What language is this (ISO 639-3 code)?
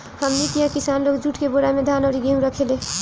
bho